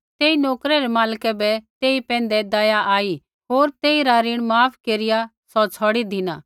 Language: Kullu Pahari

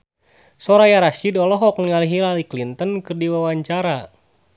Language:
Sundanese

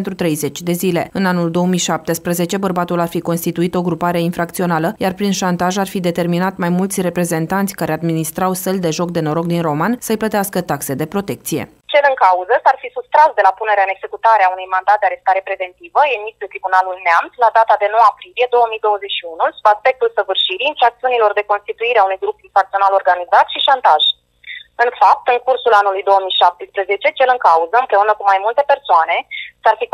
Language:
Romanian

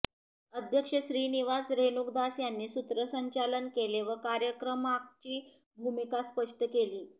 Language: Marathi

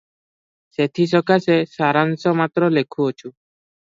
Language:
Odia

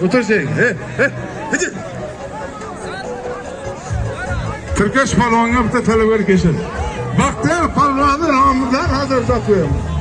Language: Turkish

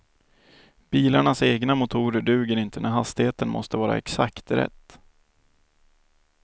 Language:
Swedish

